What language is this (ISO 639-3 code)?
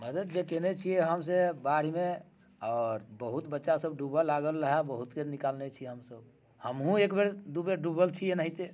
mai